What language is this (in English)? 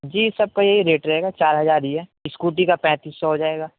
Urdu